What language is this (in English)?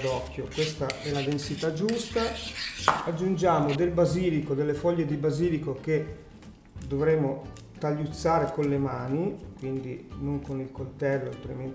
Italian